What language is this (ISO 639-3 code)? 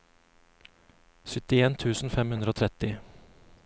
nor